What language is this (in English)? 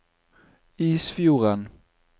Norwegian